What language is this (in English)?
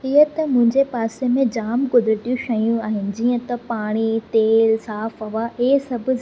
Sindhi